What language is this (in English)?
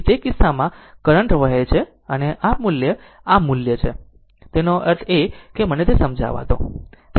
Gujarati